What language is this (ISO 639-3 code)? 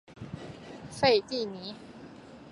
zho